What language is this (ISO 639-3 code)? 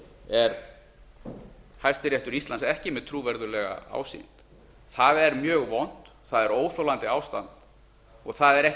isl